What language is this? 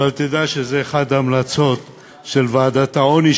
Hebrew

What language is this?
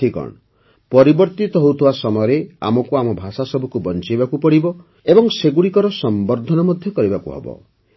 Odia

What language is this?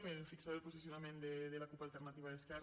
Catalan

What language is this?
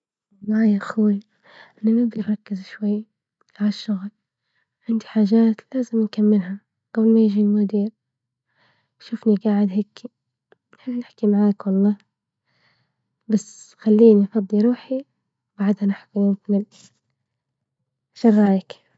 Libyan Arabic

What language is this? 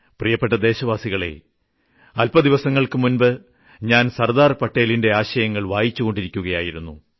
Malayalam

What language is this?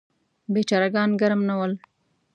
Pashto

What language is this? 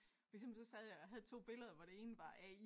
Danish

